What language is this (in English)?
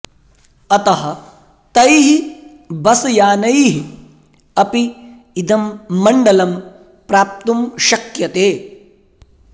Sanskrit